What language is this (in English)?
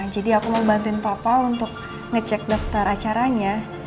Indonesian